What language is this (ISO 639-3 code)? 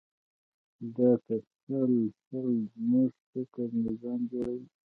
pus